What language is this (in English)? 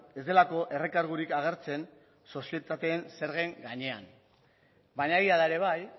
Basque